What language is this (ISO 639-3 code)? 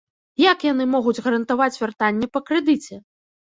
bel